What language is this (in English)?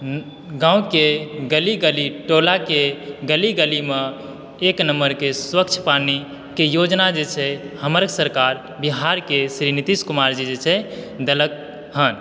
Maithili